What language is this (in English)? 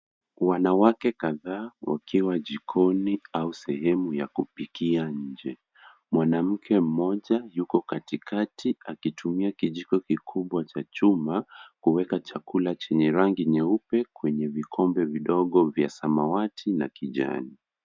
Swahili